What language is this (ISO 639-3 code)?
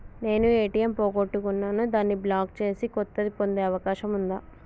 tel